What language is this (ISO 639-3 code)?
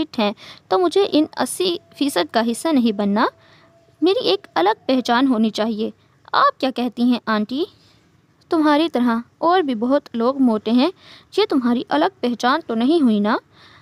hin